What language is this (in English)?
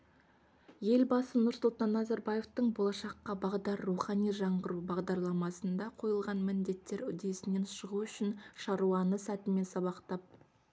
Kazakh